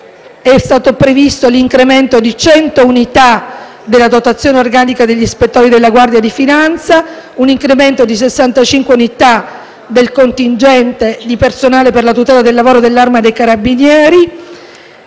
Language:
Italian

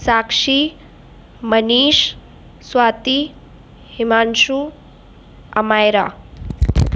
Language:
Sindhi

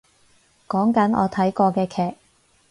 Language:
Cantonese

